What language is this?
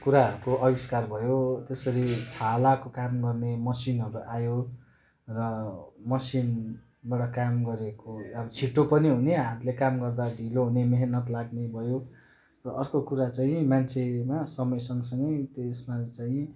Nepali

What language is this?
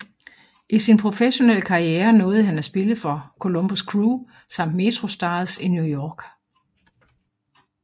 Danish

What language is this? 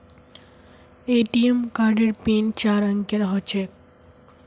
Magahi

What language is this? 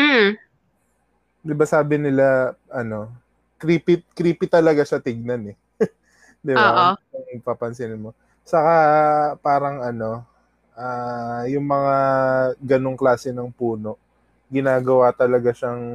Filipino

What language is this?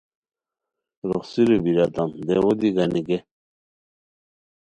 Khowar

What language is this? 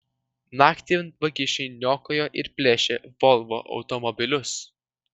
Lithuanian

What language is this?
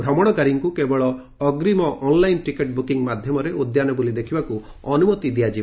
Odia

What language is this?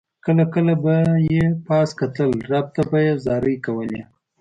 Pashto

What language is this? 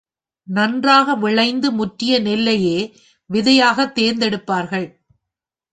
Tamil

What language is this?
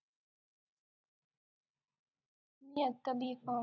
Marathi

